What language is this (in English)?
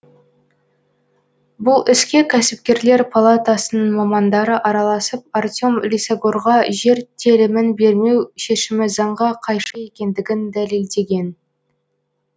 Kazakh